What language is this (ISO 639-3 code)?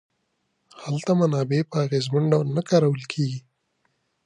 pus